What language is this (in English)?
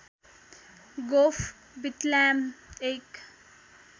Nepali